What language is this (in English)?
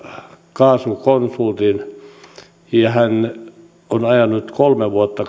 Finnish